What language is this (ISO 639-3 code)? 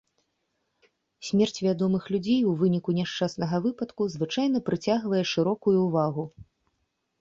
bel